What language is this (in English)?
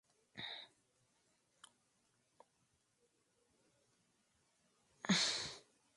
Spanish